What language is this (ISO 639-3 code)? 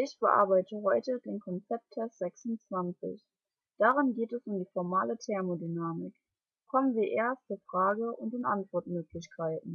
deu